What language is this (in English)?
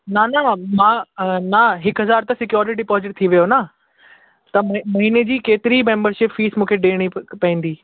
Sindhi